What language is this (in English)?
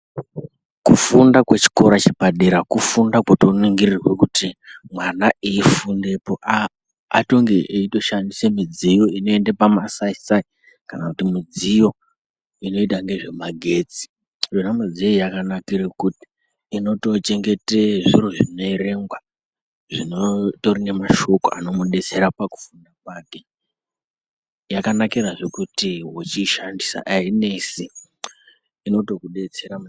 Ndau